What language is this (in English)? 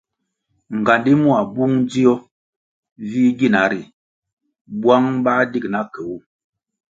Kwasio